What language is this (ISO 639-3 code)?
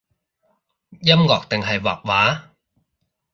yue